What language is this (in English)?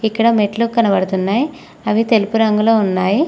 Telugu